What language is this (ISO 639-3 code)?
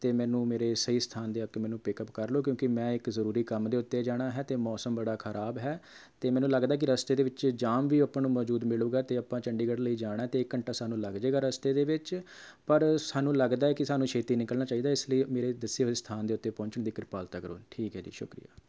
pan